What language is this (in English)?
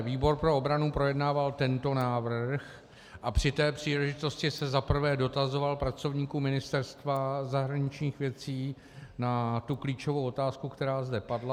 Czech